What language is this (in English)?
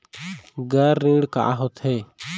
Chhattisgarhi